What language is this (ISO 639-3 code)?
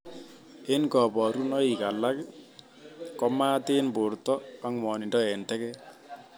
kln